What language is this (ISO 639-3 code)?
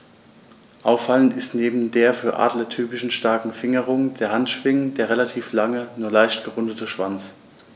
deu